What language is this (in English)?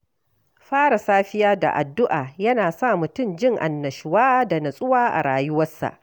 Hausa